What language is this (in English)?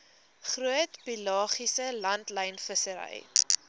Afrikaans